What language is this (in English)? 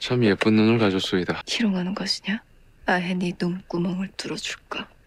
Korean